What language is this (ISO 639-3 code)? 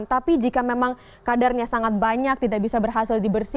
ind